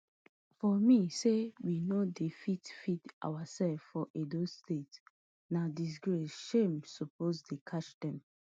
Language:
Nigerian Pidgin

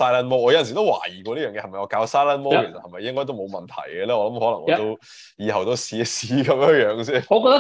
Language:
Chinese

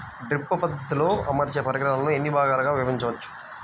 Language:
Telugu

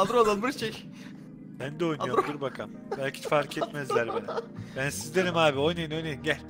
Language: Turkish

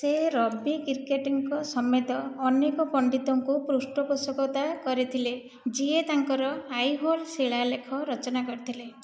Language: Odia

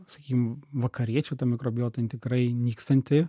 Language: Lithuanian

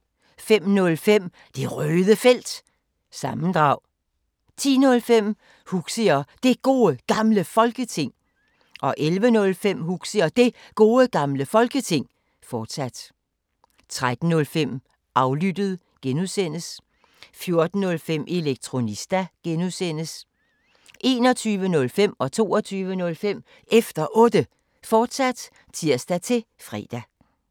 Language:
Danish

